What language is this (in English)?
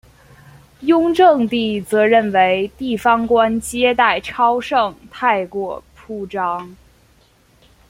Chinese